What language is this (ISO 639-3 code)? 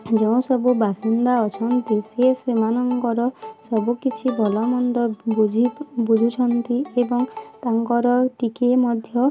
ori